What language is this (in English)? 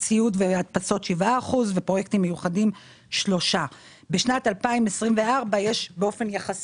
Hebrew